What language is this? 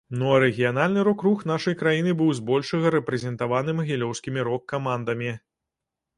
Belarusian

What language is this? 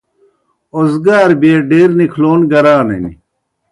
Kohistani Shina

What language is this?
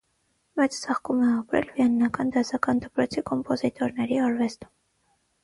Armenian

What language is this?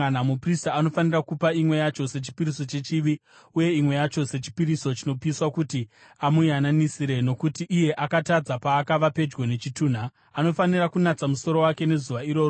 Shona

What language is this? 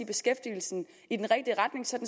Danish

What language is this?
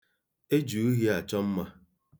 Igbo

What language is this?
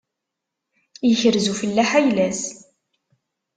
Kabyle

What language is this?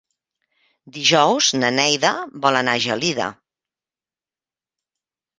Catalan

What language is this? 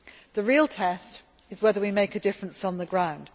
English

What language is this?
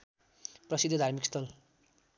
Nepali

